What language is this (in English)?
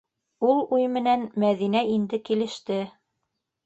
Bashkir